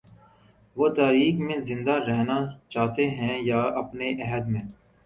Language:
Urdu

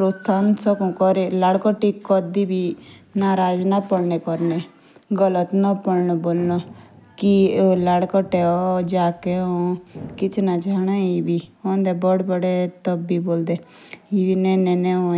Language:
Jaunsari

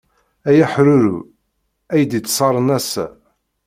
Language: Kabyle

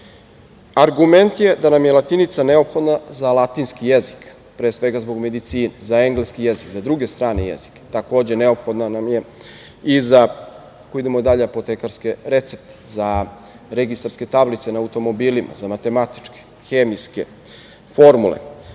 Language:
Serbian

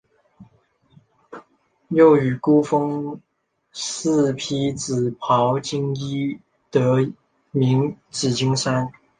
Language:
Chinese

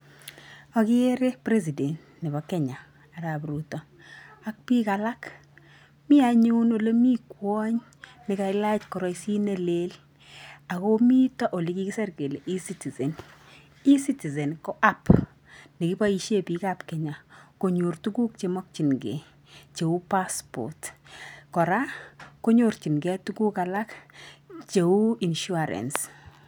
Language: Kalenjin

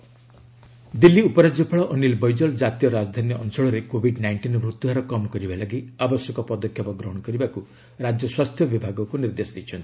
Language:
Odia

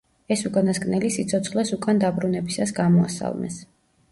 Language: Georgian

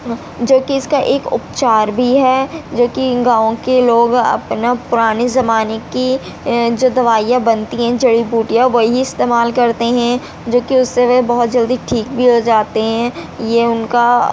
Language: Urdu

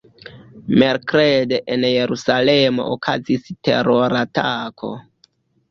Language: Esperanto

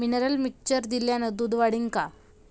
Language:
Marathi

